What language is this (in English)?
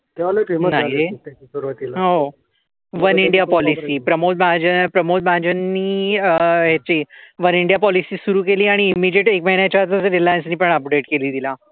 Marathi